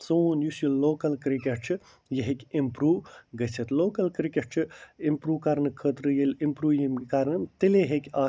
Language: Kashmiri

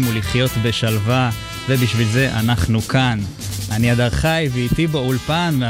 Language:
Hebrew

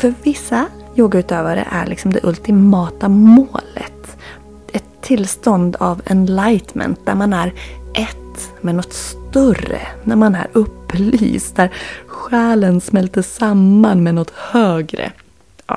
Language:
Swedish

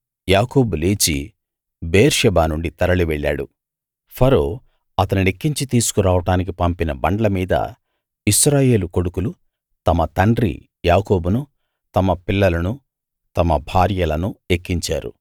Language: Telugu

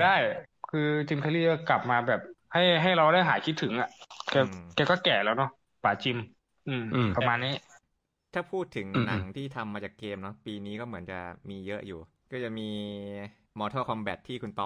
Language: Thai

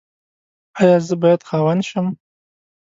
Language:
Pashto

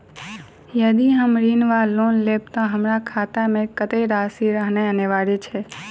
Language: Maithili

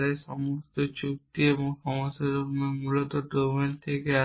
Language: Bangla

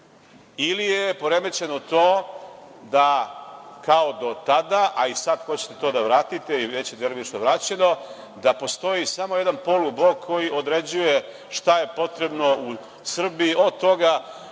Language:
Serbian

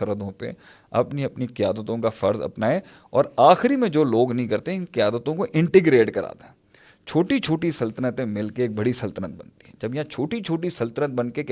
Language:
Urdu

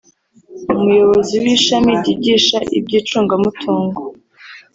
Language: Kinyarwanda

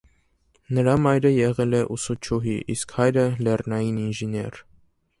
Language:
Armenian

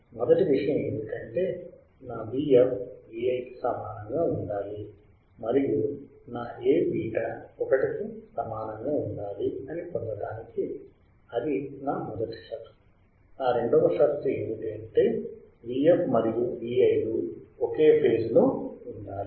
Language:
Telugu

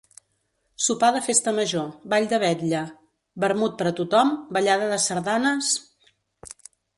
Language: Catalan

